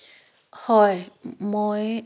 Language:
Assamese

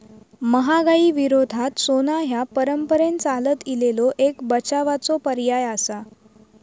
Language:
Marathi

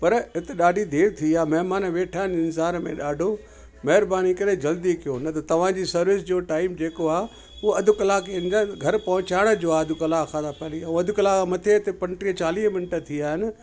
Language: Sindhi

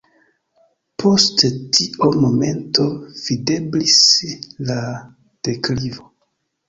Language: Esperanto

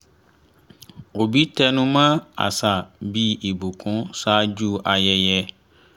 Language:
Yoruba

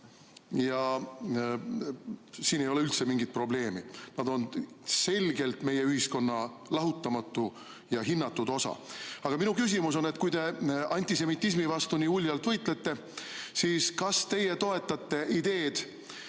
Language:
Estonian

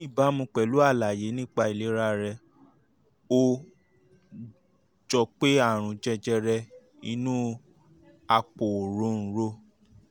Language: Yoruba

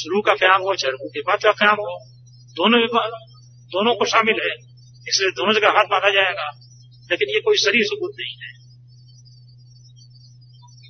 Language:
Hindi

